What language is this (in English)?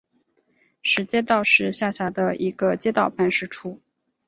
Chinese